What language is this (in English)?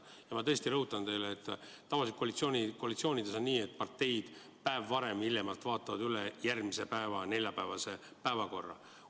Estonian